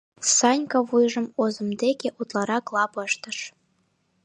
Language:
Mari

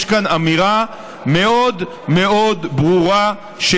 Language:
Hebrew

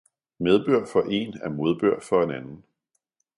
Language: Danish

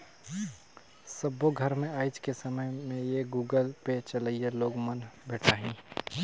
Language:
Chhattisgarhi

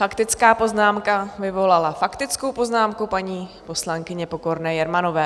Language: Czech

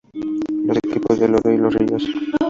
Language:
Spanish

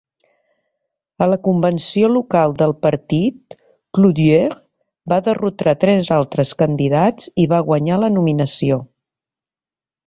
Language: Catalan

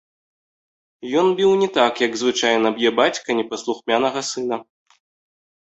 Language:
Belarusian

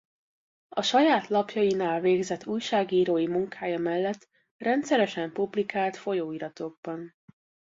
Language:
Hungarian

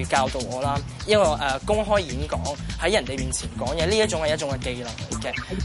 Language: Chinese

